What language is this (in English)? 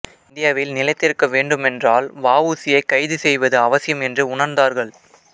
Tamil